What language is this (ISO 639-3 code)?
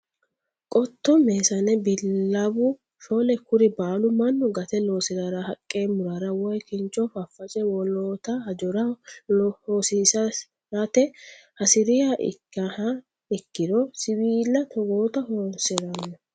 sid